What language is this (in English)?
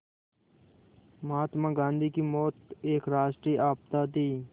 Hindi